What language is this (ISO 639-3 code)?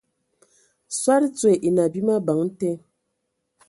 ewo